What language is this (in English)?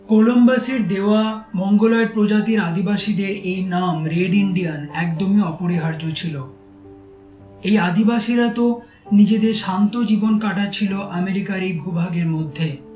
Bangla